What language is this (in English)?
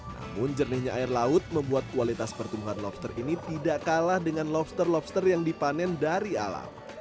Indonesian